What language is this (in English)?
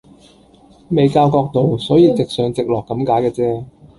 Cantonese